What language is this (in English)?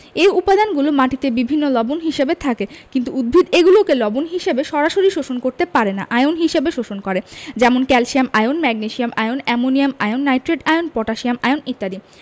Bangla